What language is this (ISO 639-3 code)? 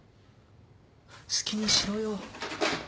jpn